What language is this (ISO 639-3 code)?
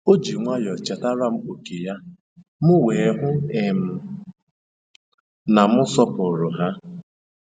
ibo